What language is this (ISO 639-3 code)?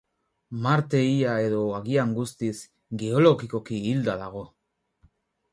eus